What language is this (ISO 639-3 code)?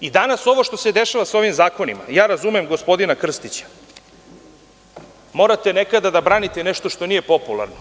srp